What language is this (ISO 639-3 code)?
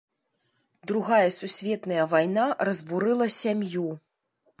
bel